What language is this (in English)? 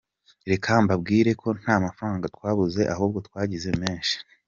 Kinyarwanda